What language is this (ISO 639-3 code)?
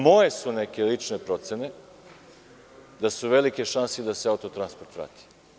srp